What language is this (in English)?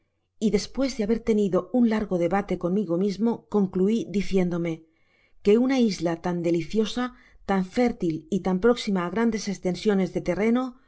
Spanish